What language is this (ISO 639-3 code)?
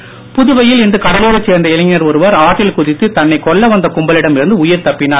tam